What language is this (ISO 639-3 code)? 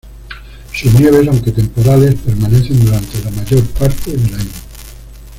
spa